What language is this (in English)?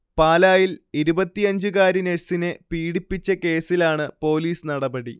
Malayalam